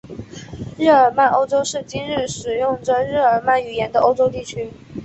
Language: Chinese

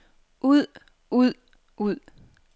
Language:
Danish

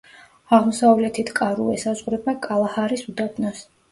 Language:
Georgian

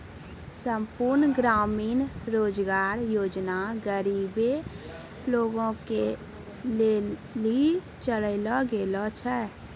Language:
Maithili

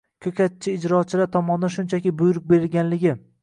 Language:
Uzbek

